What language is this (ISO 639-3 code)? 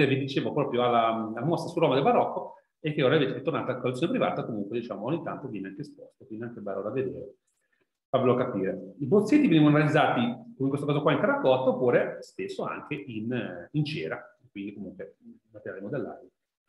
ita